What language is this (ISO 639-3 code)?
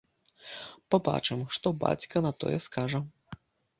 bel